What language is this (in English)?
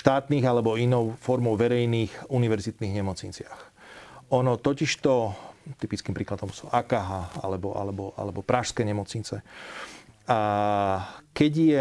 Slovak